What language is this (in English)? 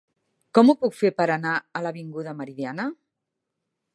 Catalan